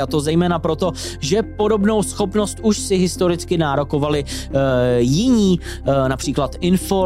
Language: Czech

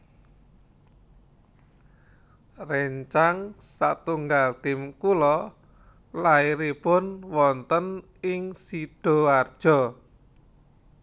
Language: Javanese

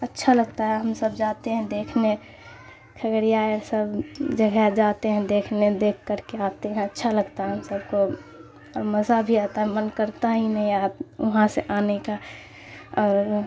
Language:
Urdu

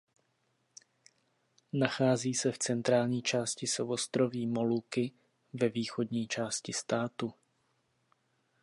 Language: Czech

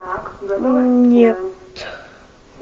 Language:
Russian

